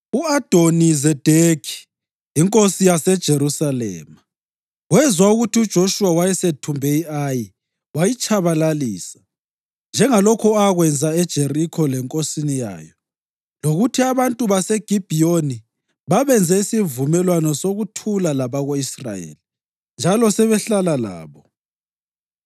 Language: North Ndebele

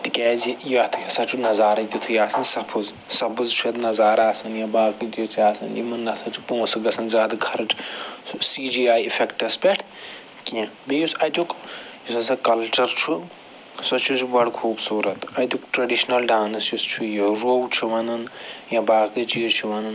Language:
Kashmiri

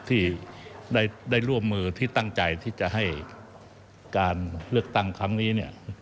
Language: Thai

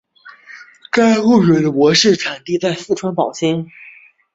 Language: Chinese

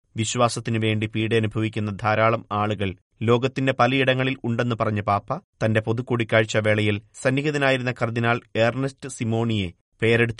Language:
Malayalam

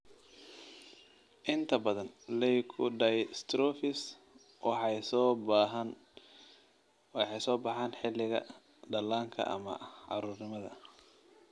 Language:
Somali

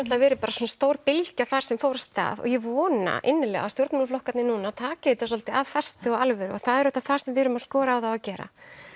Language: Icelandic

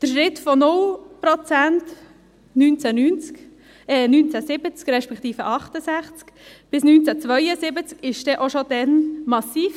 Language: Swiss German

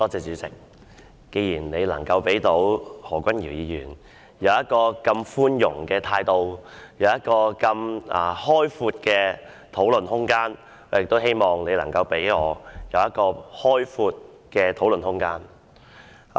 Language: Cantonese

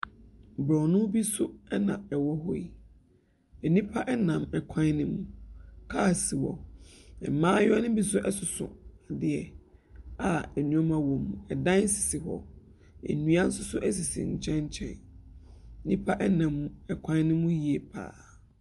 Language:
Akan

